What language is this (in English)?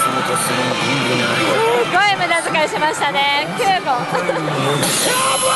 Japanese